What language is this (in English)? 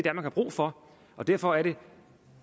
Danish